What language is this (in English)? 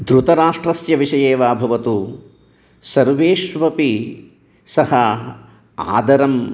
Sanskrit